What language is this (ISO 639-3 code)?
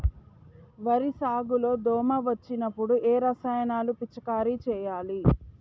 tel